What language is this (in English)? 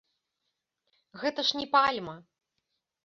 Belarusian